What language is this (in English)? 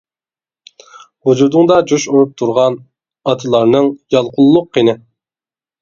Uyghur